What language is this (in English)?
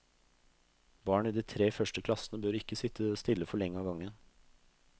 Norwegian